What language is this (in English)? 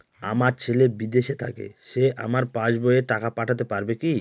Bangla